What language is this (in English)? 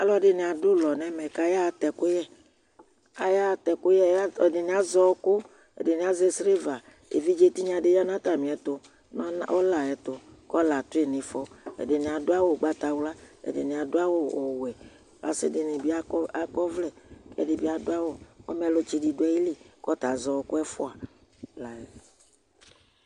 Ikposo